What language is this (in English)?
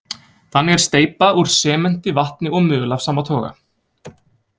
Icelandic